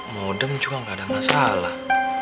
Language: Indonesian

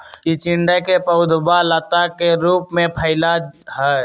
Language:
Magahi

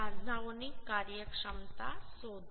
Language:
Gujarati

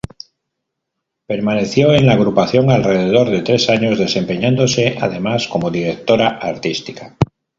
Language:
Spanish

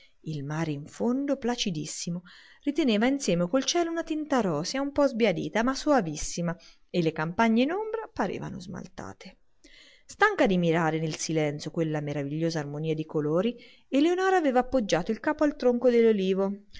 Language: Italian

